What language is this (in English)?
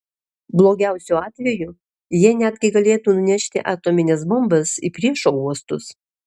Lithuanian